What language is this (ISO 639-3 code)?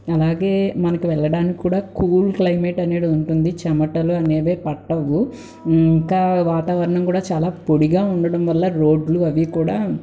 tel